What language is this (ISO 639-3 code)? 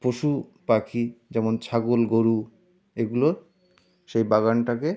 ben